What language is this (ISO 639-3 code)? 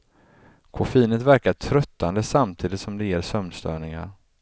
swe